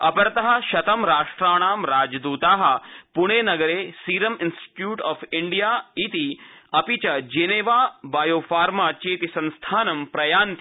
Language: Sanskrit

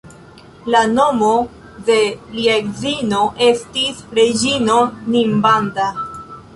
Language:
Esperanto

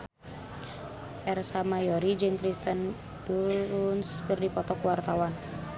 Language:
Sundanese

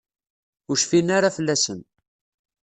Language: Kabyle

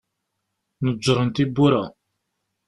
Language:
Kabyle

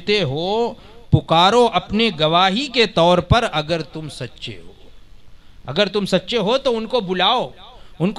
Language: Hindi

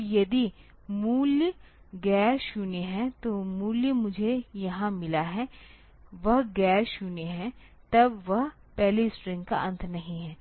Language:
Hindi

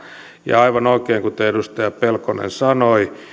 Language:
Finnish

